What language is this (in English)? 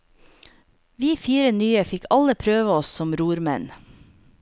Norwegian